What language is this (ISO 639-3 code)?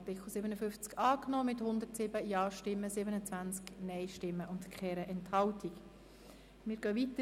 gsw